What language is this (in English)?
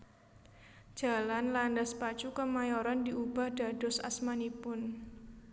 Javanese